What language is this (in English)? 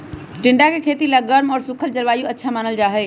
Magahi